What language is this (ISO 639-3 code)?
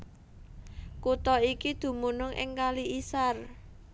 jav